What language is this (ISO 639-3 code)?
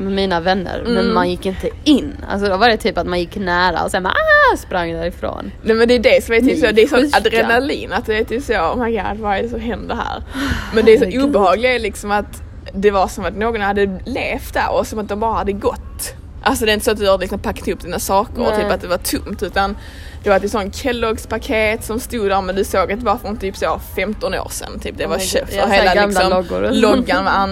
swe